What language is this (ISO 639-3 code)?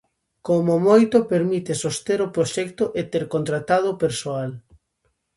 glg